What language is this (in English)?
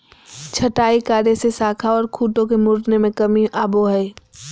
Magahi